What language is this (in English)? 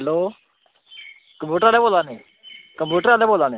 Dogri